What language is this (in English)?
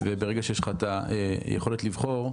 Hebrew